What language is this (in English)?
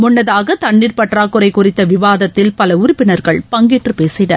Tamil